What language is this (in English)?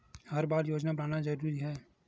Chhattisgarhi